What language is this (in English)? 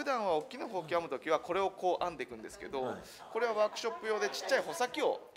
Japanese